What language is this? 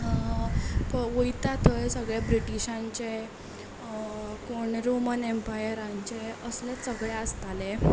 Konkani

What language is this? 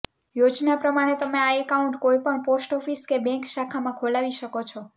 Gujarati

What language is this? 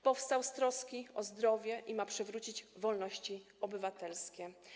Polish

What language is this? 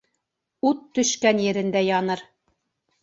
Bashkir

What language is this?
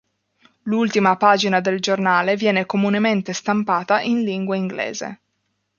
Italian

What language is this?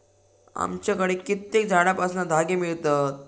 Marathi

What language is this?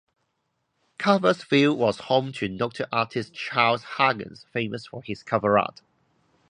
English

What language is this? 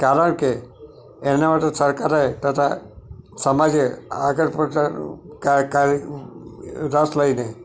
Gujarati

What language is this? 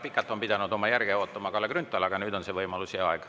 Estonian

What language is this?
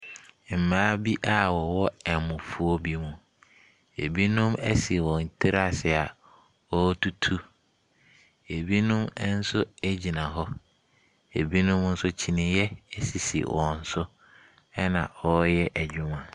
Akan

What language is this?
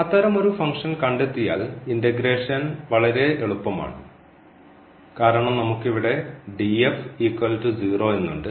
Malayalam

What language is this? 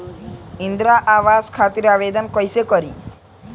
Bhojpuri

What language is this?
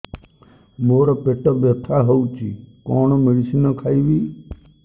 Odia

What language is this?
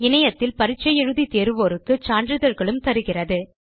Tamil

